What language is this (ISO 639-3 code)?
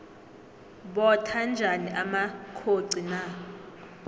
nbl